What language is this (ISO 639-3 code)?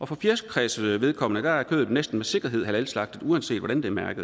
dan